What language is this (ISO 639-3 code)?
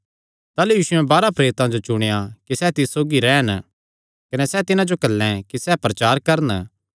xnr